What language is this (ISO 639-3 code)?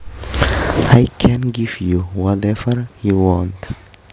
jav